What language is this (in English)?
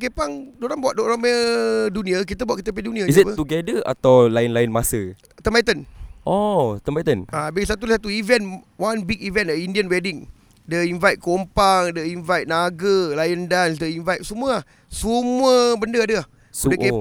Malay